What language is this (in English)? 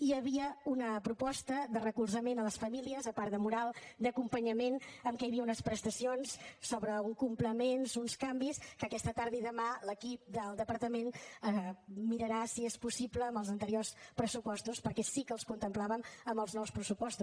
Catalan